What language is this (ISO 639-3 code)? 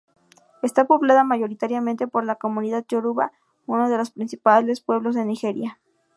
spa